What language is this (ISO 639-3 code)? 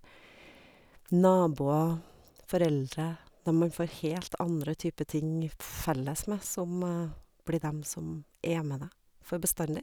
nor